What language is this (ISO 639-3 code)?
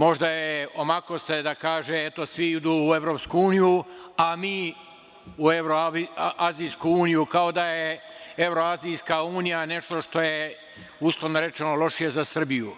srp